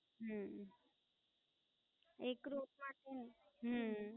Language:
Gujarati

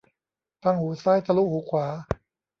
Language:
Thai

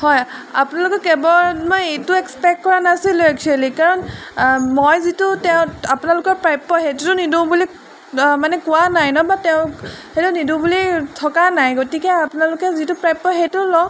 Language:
Assamese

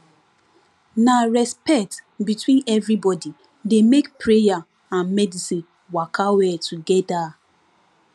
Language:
Nigerian Pidgin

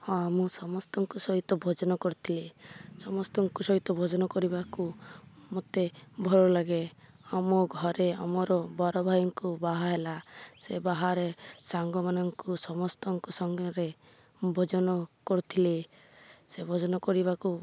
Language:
Odia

